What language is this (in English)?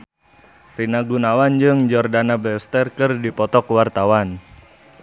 Sundanese